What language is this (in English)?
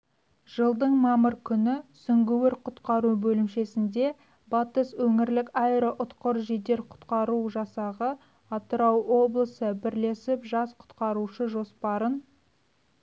Kazakh